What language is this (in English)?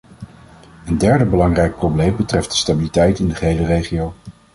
Dutch